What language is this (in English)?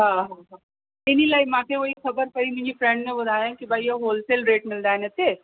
Sindhi